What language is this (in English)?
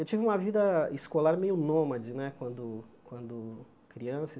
Portuguese